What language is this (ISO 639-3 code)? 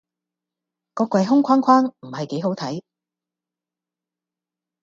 yue